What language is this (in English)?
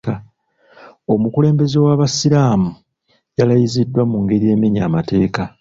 Ganda